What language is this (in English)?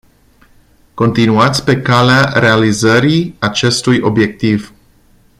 Romanian